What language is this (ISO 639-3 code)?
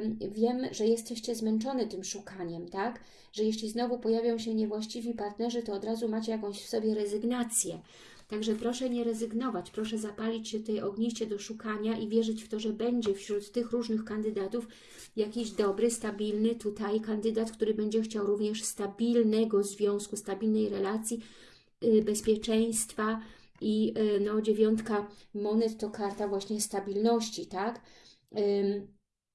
pol